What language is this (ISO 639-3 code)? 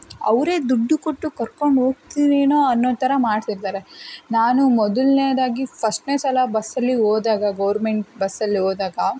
kan